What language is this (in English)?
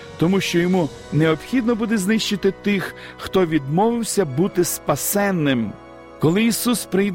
Ukrainian